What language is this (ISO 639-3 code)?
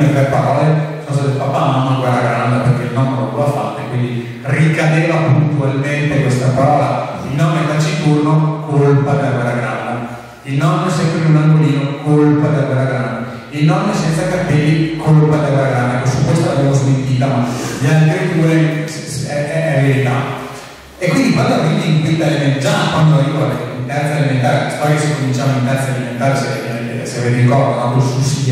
ita